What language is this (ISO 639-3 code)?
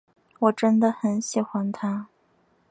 zho